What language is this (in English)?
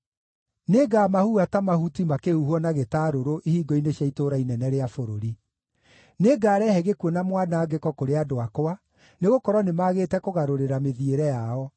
Kikuyu